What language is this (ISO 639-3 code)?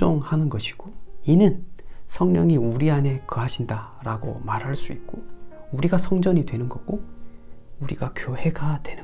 kor